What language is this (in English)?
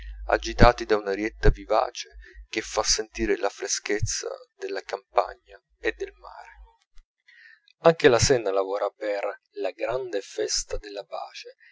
Italian